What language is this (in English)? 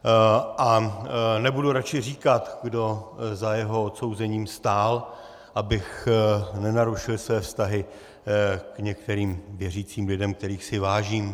Czech